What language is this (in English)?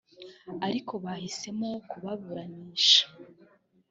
Kinyarwanda